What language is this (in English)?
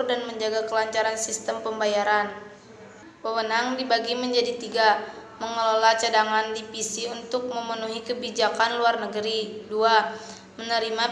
Indonesian